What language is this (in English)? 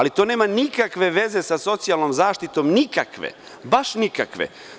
Serbian